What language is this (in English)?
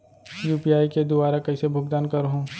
Chhattisgarhi